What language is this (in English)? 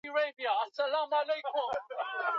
Swahili